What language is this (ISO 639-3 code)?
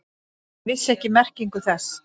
isl